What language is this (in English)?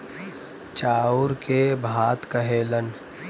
Bhojpuri